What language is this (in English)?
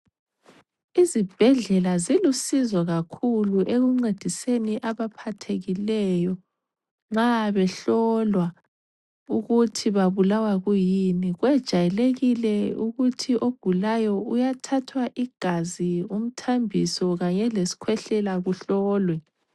North Ndebele